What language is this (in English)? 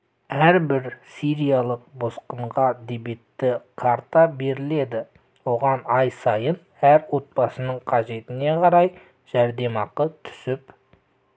Kazakh